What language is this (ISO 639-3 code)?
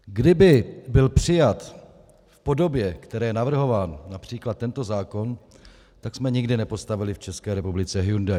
ces